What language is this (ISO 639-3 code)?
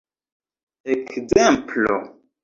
epo